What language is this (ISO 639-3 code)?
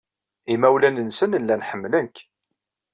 kab